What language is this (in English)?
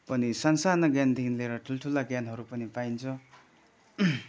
Nepali